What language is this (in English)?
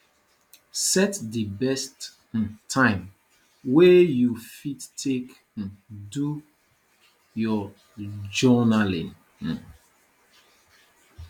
Nigerian Pidgin